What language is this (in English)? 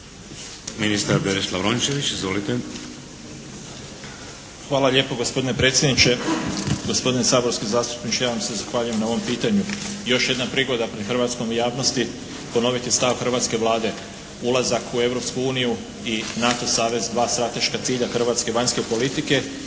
Croatian